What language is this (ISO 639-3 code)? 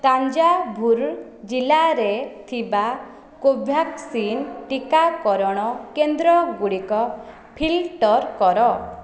ori